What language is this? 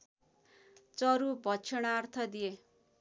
Nepali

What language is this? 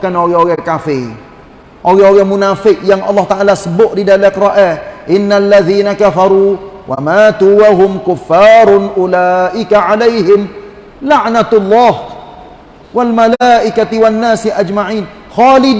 Malay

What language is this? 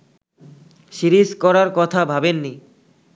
Bangla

